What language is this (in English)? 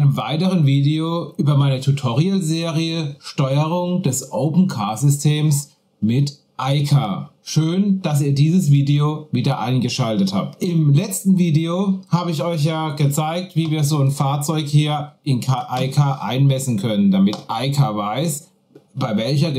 German